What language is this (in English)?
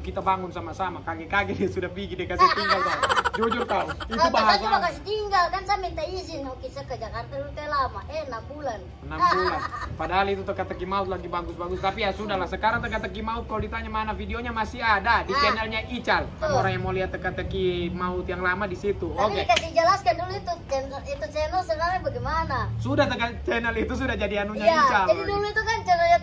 Indonesian